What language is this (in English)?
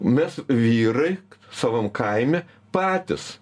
Lithuanian